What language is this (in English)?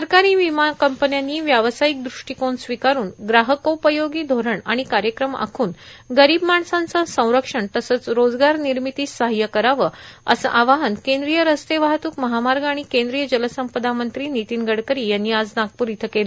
Marathi